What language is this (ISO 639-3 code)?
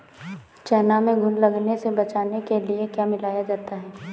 hin